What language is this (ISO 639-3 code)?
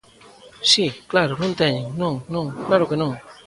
glg